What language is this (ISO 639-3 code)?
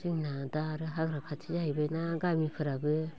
brx